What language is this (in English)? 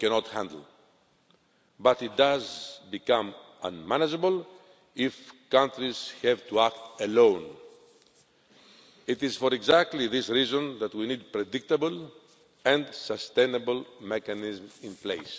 English